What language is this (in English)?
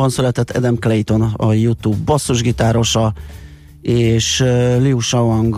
Hungarian